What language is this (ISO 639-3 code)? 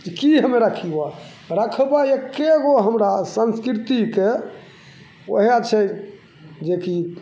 mai